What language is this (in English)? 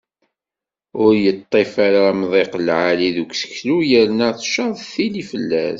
Kabyle